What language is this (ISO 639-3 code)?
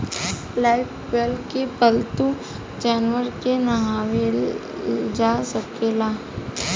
bho